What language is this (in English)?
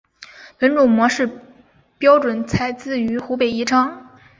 Chinese